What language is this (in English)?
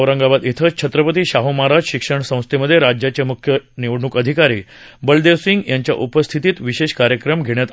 Marathi